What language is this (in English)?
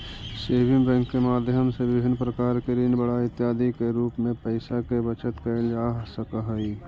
Magahi